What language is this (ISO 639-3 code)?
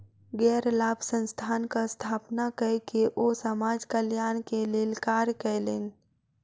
mai